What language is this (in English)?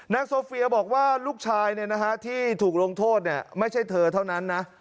Thai